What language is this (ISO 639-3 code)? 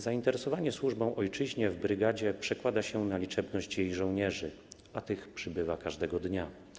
pol